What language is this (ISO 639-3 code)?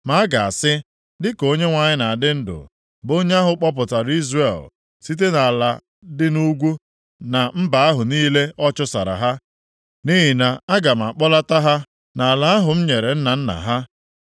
ibo